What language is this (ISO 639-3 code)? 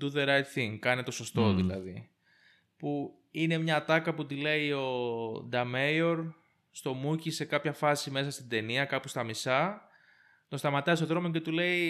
ell